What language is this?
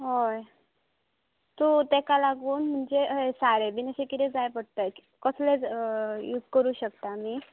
Konkani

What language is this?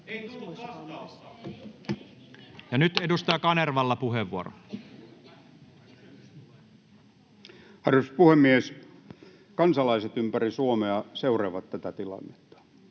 Finnish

